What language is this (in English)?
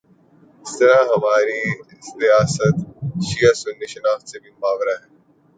Urdu